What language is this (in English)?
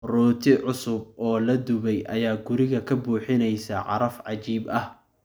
Somali